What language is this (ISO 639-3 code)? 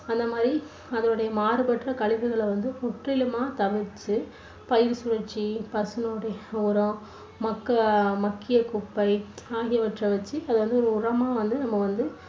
tam